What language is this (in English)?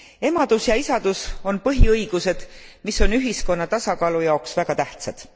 Estonian